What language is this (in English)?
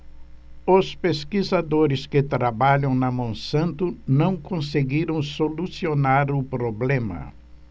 Portuguese